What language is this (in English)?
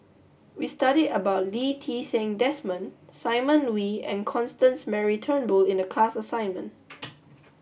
English